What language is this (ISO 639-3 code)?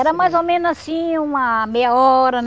por